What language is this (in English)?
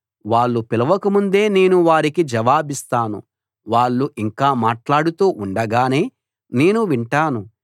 Telugu